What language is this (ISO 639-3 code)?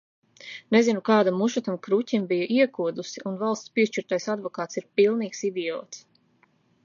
lav